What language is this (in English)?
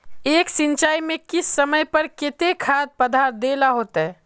Magahi